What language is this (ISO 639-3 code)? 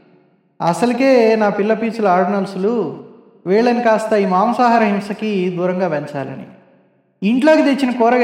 tel